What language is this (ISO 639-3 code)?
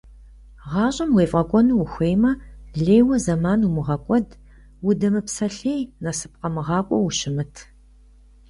kbd